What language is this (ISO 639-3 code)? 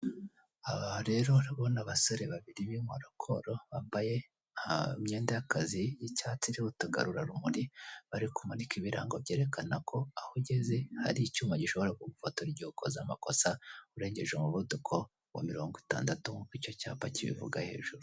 kin